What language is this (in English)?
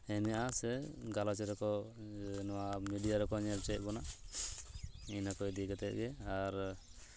Santali